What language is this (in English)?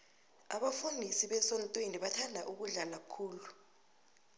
South Ndebele